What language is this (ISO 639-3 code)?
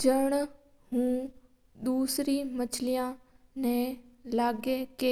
mtr